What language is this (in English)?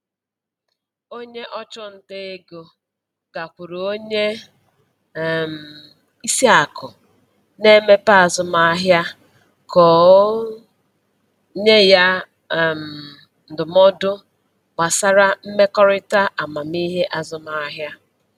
Igbo